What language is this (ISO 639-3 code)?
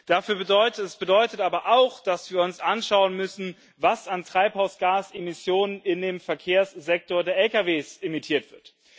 deu